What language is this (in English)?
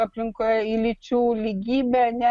Lithuanian